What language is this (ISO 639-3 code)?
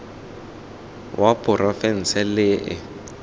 tsn